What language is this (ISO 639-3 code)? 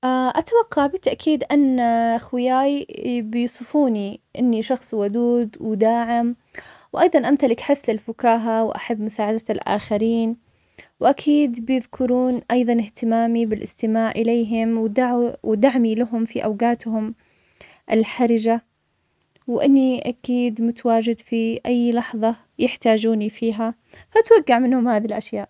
acx